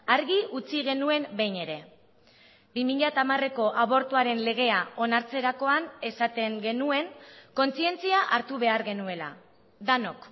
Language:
Basque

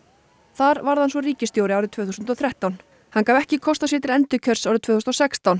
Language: Icelandic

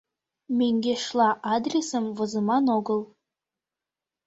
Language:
Mari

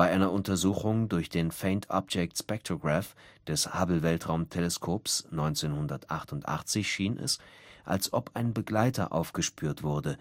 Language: German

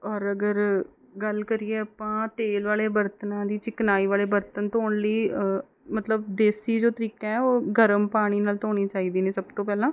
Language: Punjabi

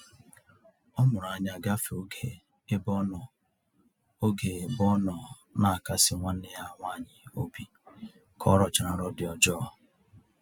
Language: Igbo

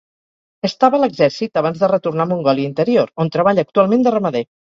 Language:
Catalan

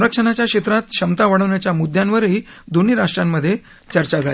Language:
Marathi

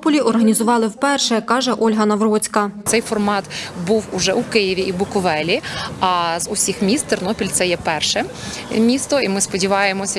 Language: Ukrainian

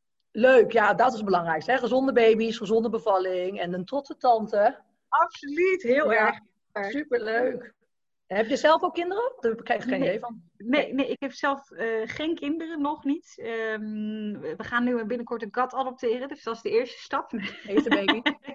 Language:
Dutch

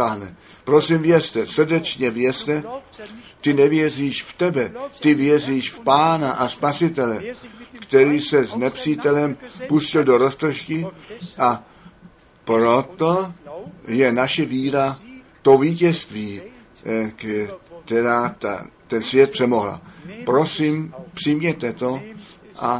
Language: Czech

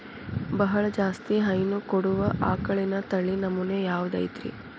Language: Kannada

